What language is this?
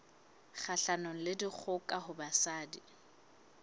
Southern Sotho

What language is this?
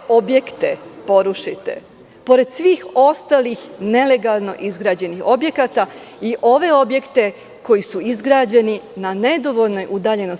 Serbian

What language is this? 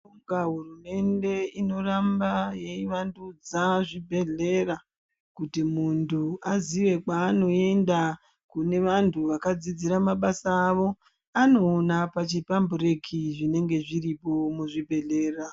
Ndau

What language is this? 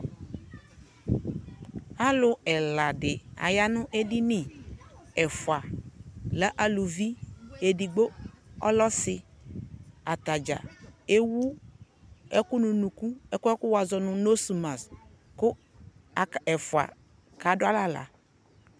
Ikposo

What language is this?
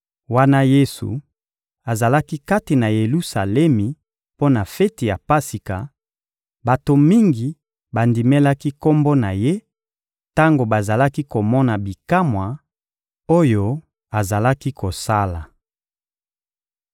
Lingala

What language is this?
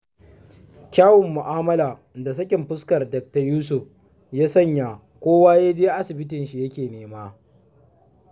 Hausa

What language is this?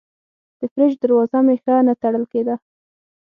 Pashto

